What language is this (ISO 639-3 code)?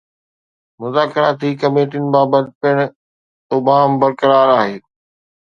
snd